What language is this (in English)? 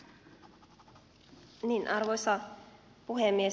Finnish